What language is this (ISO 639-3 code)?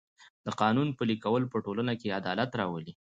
pus